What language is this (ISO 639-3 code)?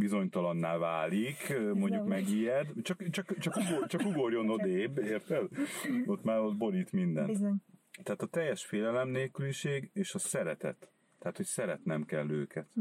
hun